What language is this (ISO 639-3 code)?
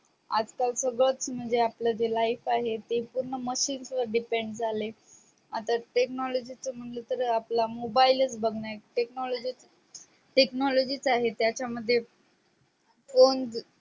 mar